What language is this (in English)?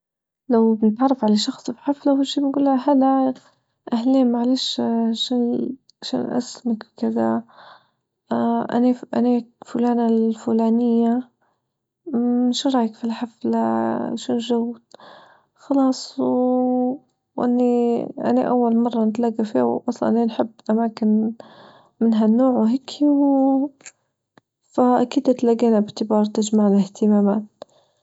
Libyan Arabic